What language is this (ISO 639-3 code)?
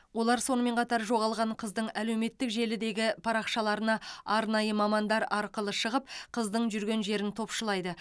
kaz